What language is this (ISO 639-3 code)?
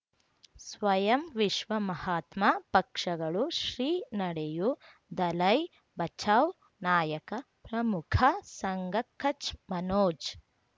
kan